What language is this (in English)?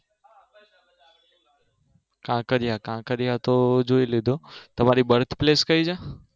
Gujarati